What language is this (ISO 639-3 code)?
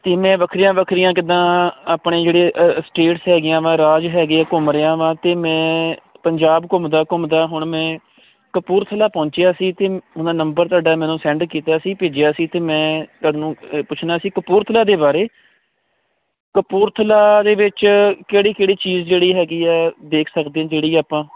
pan